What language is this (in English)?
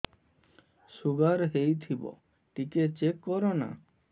Odia